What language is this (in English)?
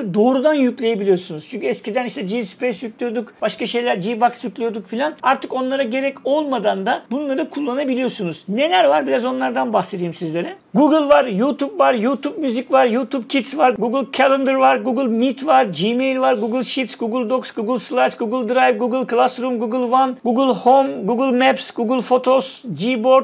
Turkish